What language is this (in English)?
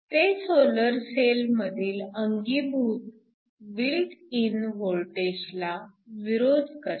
Marathi